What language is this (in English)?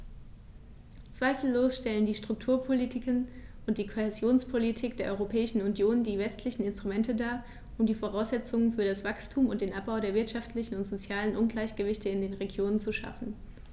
German